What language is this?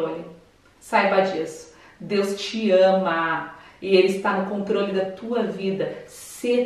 Portuguese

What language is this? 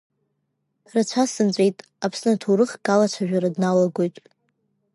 Abkhazian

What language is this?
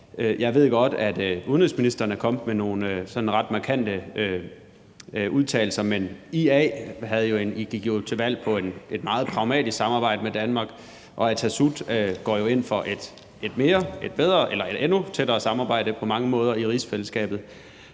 Danish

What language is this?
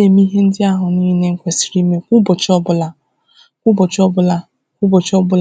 Igbo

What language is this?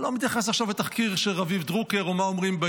Hebrew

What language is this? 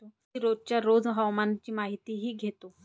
Marathi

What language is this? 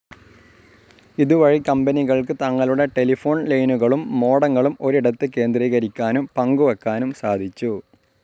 Malayalam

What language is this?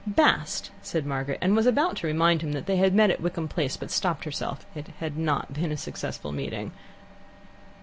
English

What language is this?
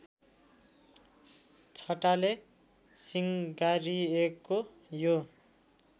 Nepali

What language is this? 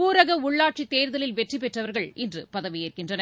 Tamil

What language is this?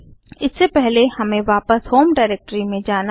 Hindi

